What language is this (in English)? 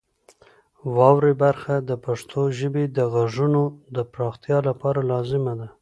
Pashto